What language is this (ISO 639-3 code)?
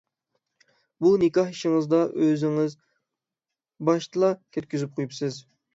uig